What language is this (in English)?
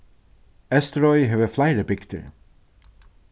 Faroese